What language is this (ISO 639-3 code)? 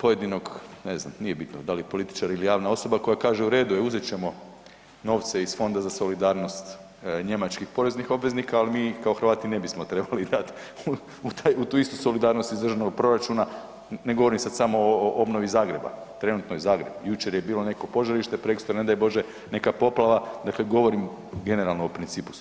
hrv